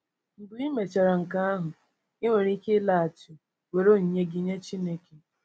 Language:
Igbo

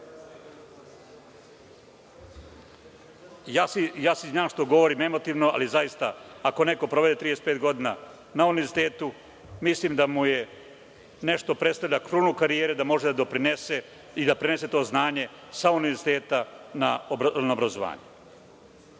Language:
Serbian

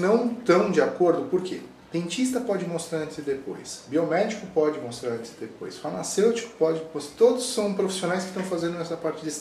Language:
Portuguese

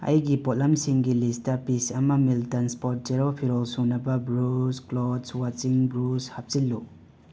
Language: Manipuri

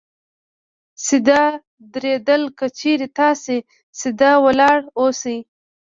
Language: Pashto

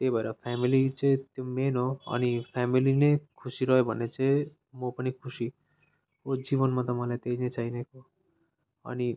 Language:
Nepali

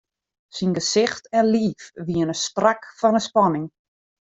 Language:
Western Frisian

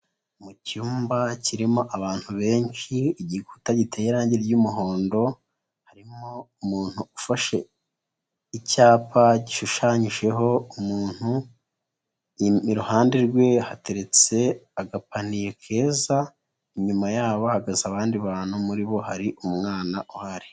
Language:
Kinyarwanda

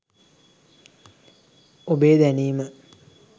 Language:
Sinhala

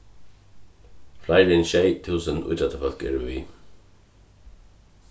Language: Faroese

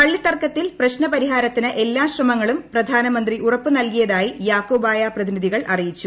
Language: Malayalam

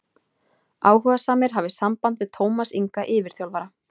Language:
Icelandic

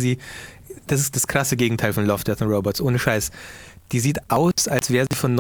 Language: German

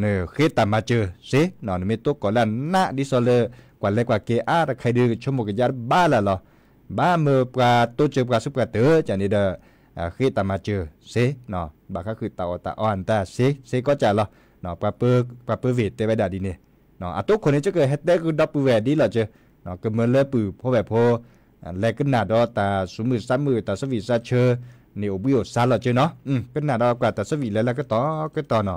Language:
Thai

